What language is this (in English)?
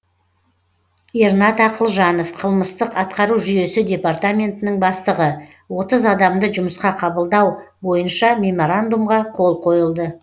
Kazakh